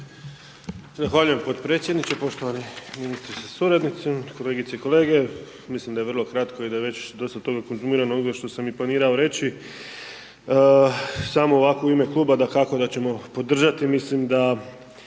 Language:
Croatian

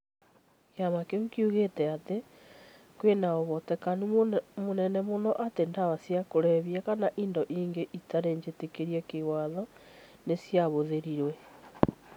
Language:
Kikuyu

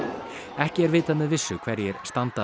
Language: Icelandic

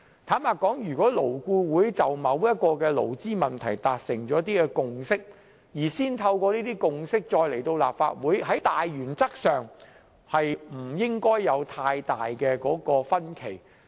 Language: Cantonese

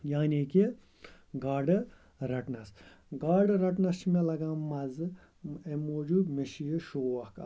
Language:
Kashmiri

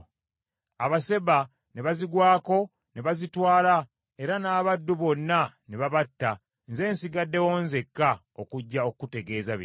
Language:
Ganda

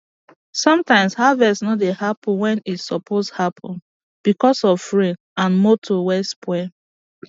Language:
Nigerian Pidgin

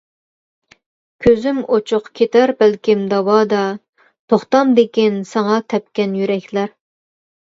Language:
Uyghur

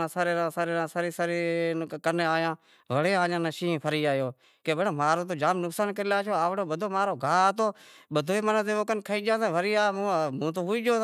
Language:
Wadiyara Koli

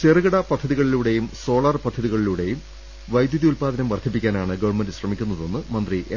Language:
Malayalam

